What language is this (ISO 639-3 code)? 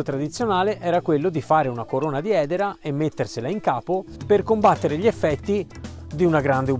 ita